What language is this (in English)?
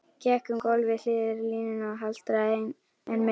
Icelandic